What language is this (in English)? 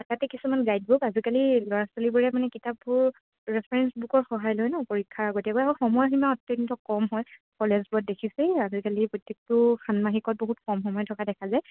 Assamese